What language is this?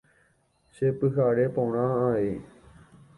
Guarani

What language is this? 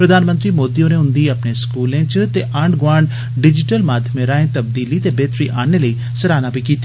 Dogri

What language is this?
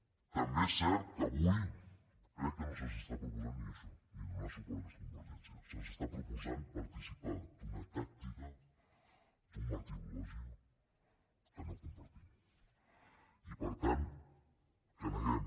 Catalan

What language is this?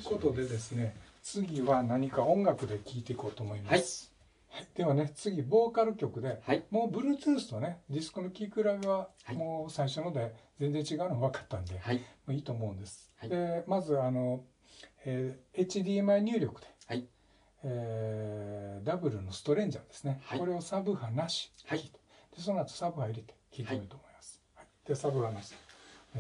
Japanese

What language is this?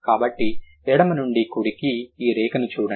Telugu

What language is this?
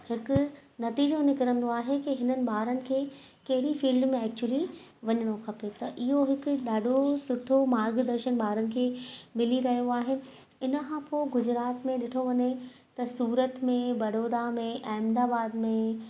Sindhi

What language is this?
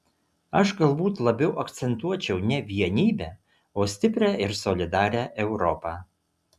Lithuanian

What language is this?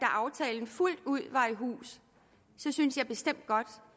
Danish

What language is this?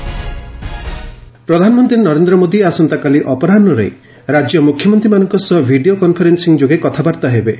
Odia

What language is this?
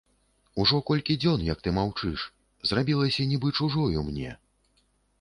Belarusian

